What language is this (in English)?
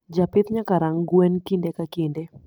Luo (Kenya and Tanzania)